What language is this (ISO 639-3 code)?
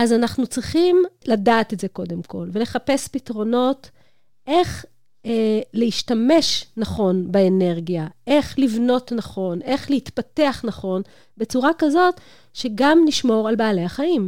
heb